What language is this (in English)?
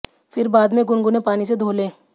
Hindi